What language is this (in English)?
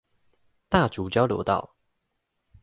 Chinese